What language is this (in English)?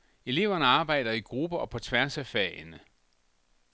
Danish